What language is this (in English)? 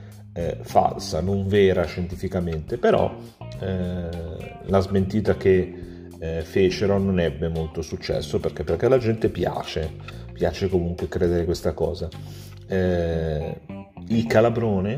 Italian